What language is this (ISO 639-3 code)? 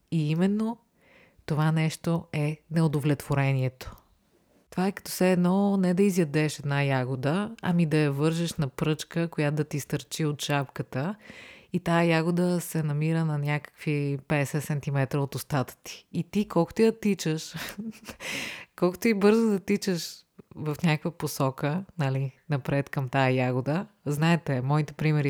bul